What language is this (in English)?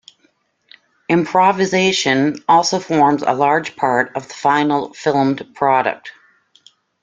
English